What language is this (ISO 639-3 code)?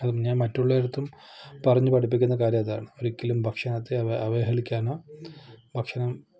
mal